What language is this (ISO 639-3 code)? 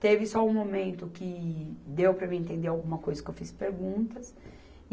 por